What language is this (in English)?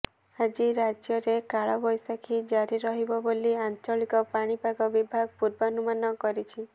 Odia